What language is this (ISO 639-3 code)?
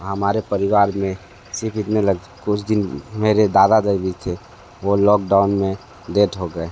hin